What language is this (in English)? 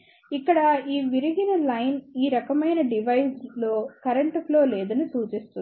Telugu